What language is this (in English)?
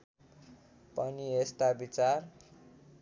Nepali